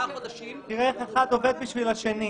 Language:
Hebrew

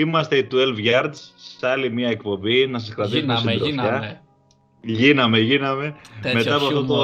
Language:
Greek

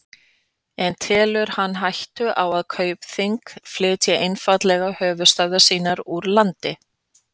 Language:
Icelandic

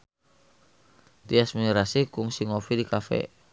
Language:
Sundanese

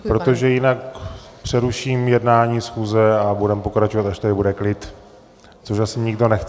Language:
Czech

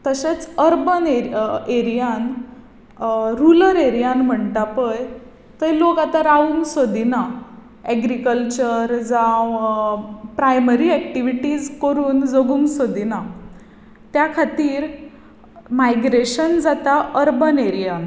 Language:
Konkani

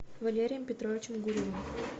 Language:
Russian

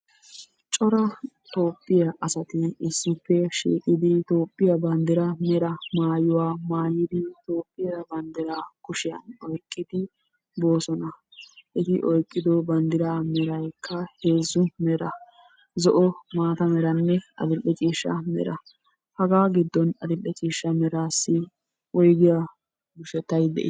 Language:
Wolaytta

